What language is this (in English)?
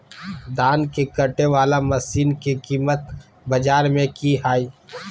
Magahi